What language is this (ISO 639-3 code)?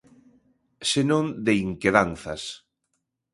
glg